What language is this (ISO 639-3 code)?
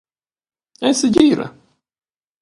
roh